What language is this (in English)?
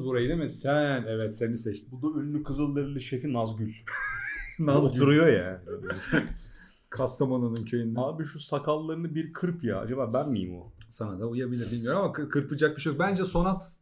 Turkish